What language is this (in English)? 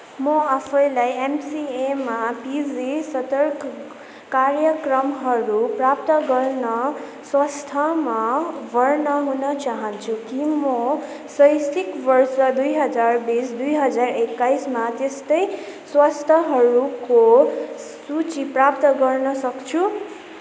Nepali